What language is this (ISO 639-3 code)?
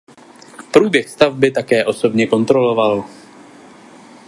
ces